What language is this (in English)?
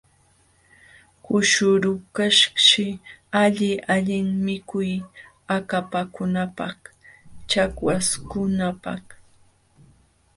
Jauja Wanca Quechua